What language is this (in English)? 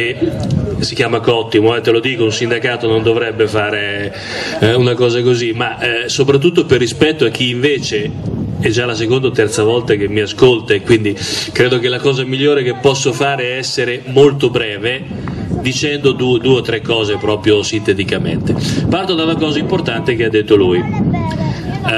Italian